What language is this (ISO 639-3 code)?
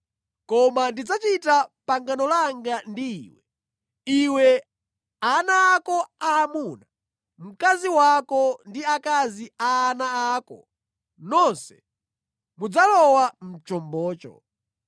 nya